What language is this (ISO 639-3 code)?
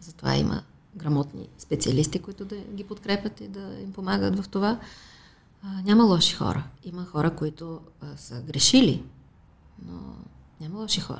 bul